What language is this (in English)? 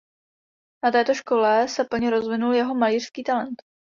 Czech